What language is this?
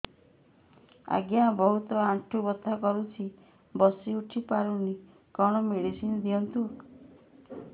Odia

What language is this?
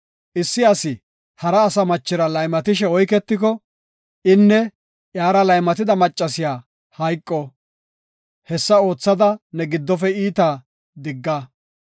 Gofa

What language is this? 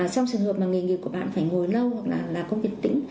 Vietnamese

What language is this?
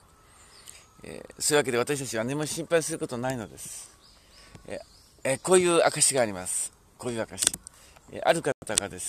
Japanese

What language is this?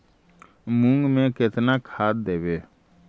Magahi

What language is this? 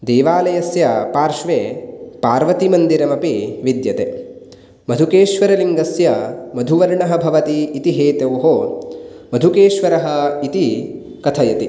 Sanskrit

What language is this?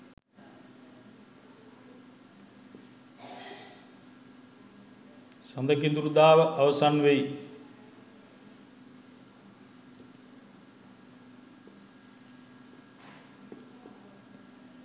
Sinhala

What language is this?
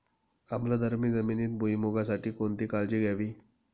Marathi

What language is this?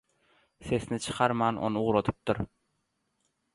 Turkmen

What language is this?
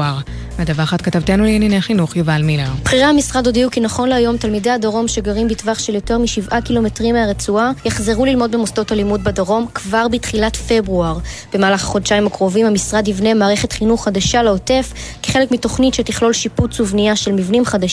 Hebrew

